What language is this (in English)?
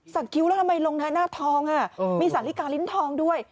Thai